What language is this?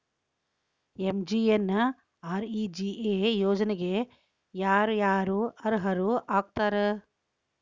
Kannada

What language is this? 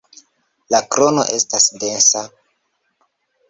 Esperanto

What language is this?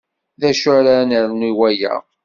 Kabyle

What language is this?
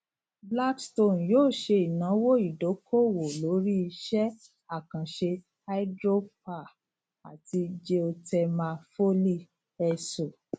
Yoruba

